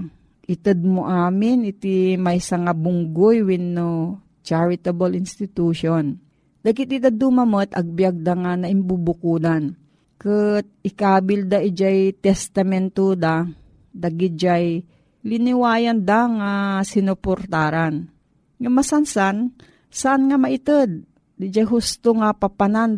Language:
Filipino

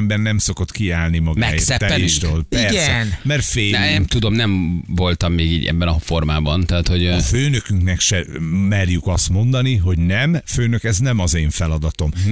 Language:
Hungarian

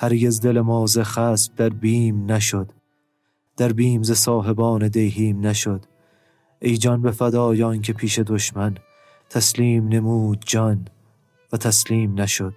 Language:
Persian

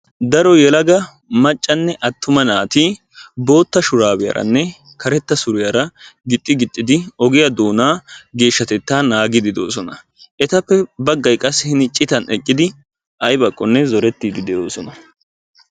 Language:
Wolaytta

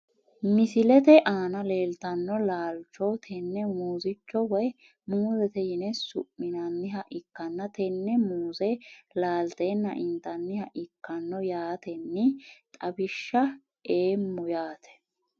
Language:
Sidamo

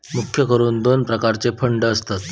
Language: Marathi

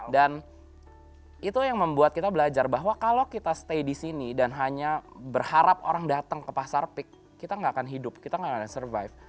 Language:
Indonesian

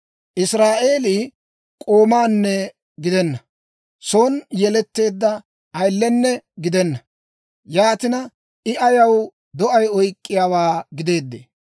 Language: Dawro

